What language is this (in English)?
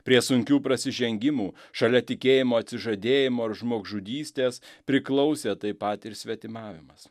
Lithuanian